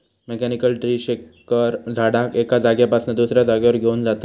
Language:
Marathi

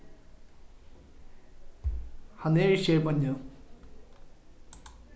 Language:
Faroese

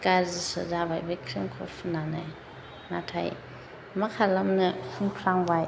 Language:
Bodo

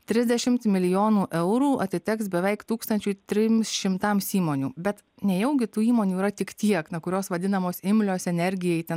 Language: Lithuanian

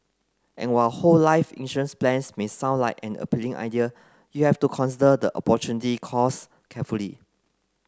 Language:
English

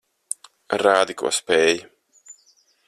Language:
Latvian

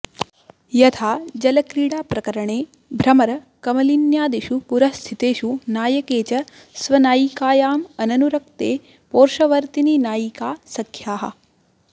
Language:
Sanskrit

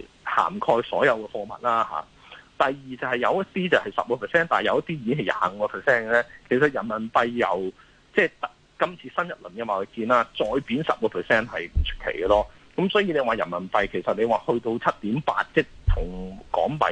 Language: Chinese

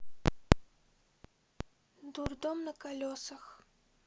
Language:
Russian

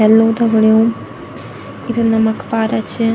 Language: Garhwali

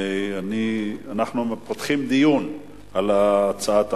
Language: Hebrew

